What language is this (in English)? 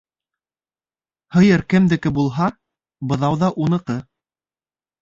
Bashkir